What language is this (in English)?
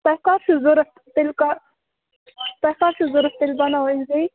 Kashmiri